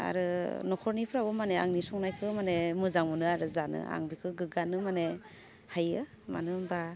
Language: Bodo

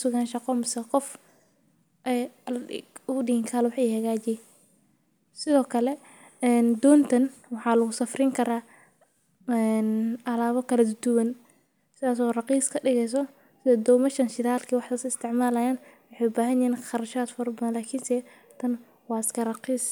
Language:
Somali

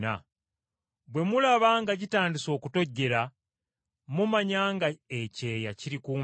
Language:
Ganda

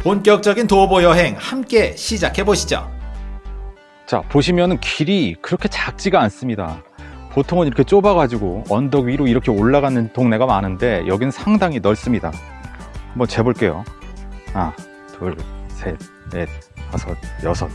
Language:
Korean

